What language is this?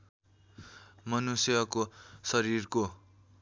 Nepali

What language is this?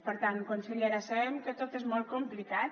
Catalan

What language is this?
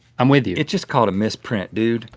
English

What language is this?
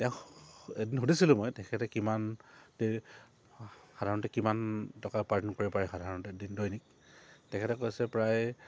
Assamese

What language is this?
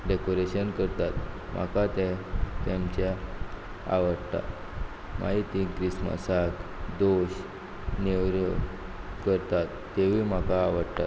Konkani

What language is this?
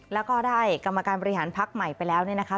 Thai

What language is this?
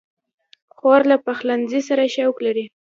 Pashto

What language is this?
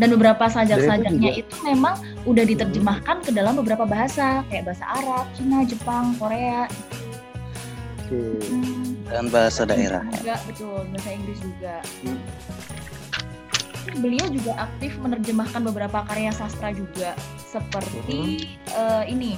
Indonesian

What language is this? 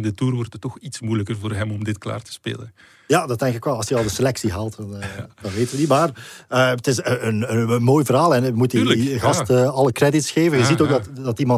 Dutch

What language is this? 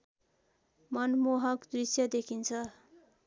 Nepali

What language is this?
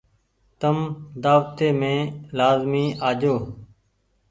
Goaria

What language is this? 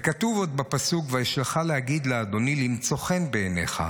Hebrew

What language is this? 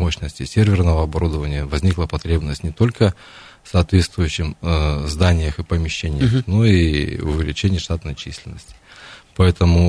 Russian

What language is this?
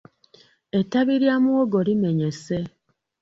Ganda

